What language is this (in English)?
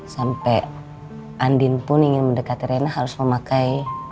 Indonesian